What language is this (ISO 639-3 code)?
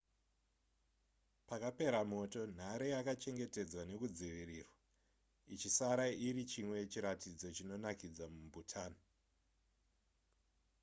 sna